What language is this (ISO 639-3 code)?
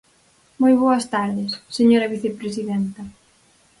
glg